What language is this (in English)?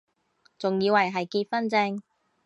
Cantonese